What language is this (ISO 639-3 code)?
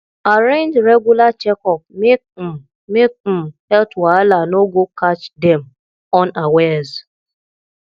pcm